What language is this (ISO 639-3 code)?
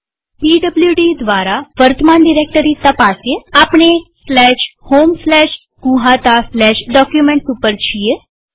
guj